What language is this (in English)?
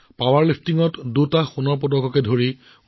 Assamese